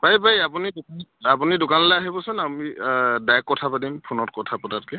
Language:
Assamese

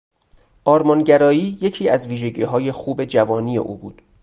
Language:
Persian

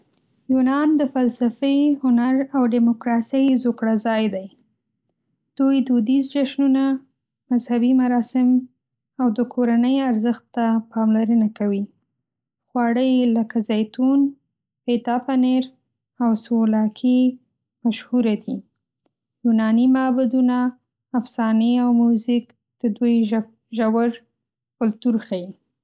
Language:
Pashto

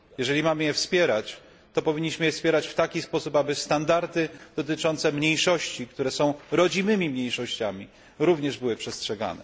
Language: Polish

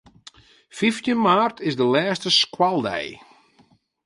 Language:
Western Frisian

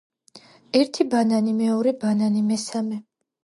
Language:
Georgian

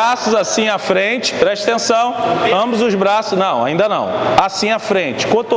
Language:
Portuguese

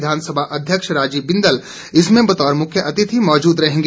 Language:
Hindi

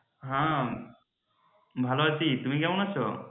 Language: Bangla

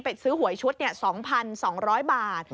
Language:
Thai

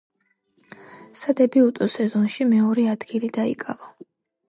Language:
Georgian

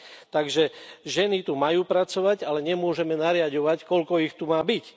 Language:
Slovak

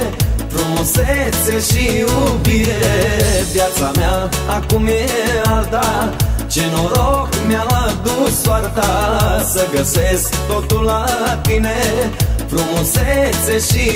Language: Romanian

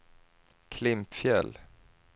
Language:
Swedish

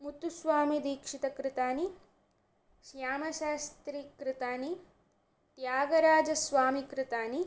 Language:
Sanskrit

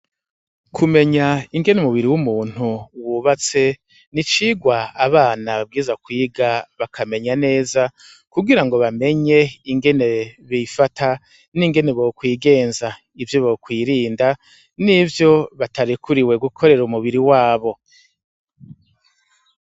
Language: Rundi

